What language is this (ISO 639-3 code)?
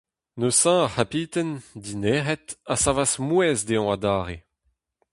bre